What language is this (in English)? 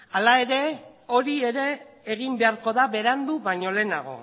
Basque